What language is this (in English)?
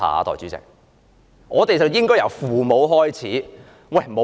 Cantonese